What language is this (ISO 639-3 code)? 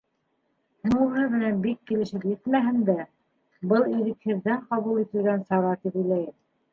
bak